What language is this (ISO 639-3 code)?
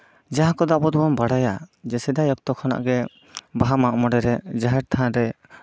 sat